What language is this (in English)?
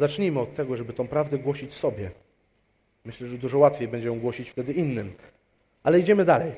Polish